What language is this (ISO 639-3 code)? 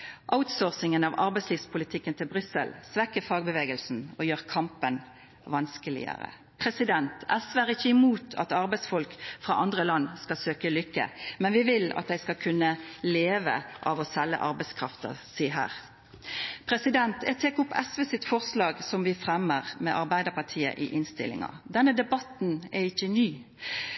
nno